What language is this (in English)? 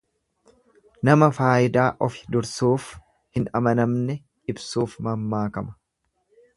Oromo